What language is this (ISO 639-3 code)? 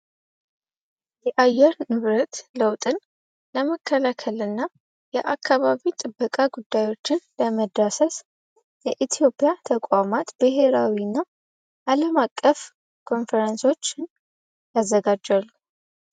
amh